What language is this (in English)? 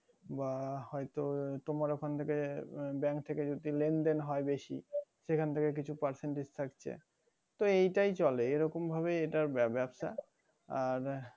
Bangla